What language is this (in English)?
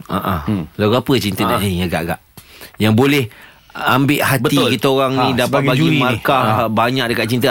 Malay